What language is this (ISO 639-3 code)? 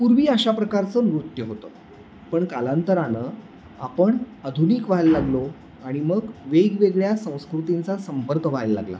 mar